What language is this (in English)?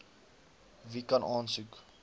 Afrikaans